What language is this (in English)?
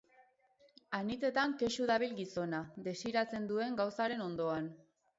Basque